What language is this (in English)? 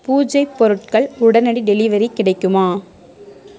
Tamil